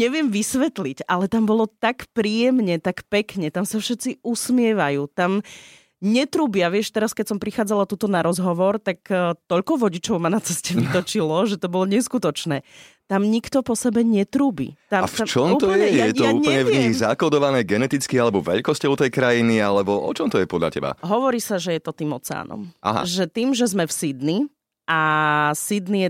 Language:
Slovak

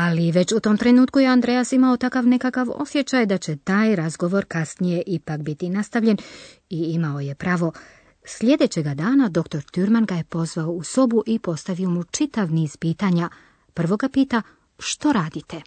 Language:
Croatian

